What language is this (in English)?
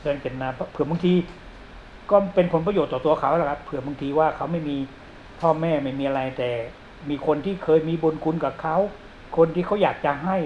Thai